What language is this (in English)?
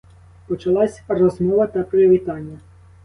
Ukrainian